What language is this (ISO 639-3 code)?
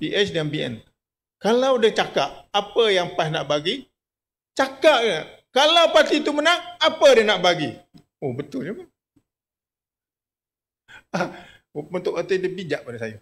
msa